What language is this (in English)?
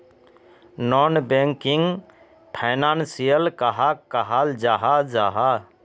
Magahi